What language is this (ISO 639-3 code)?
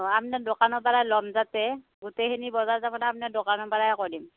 asm